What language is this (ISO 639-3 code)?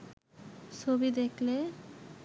ben